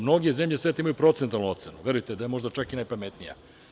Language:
Serbian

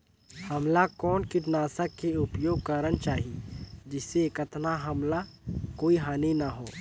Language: Chhattisgarhi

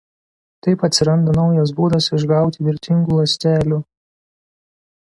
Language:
Lithuanian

